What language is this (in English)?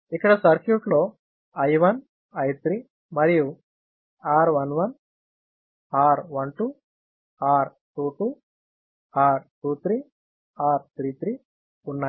Telugu